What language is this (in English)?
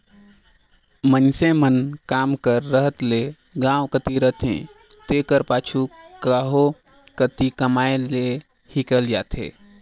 Chhattisgarhi